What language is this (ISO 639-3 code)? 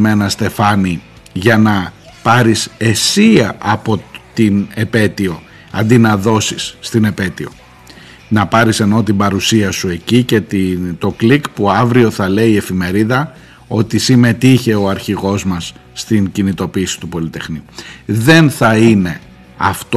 ell